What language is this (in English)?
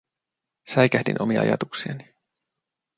Finnish